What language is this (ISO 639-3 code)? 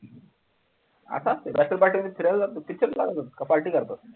mar